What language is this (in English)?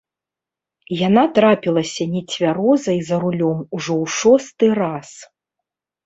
Belarusian